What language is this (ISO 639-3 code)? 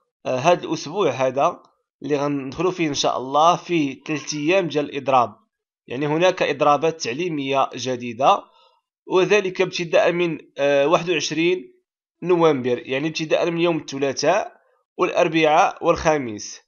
ara